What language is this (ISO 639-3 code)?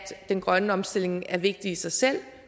dan